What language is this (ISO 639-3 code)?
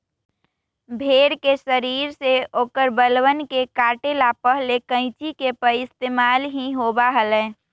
mag